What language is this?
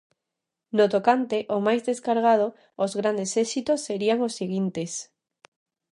Galician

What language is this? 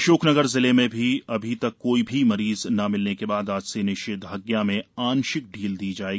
Hindi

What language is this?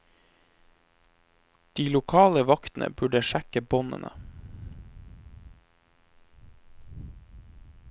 Norwegian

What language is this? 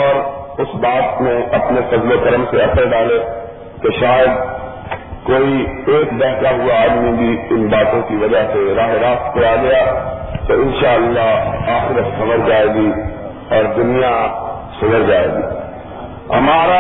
Urdu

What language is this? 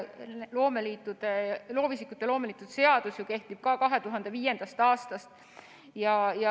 Estonian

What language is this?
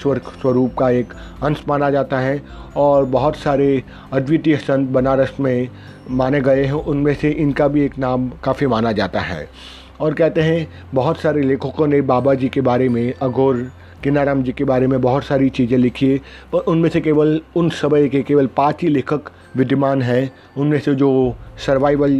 Hindi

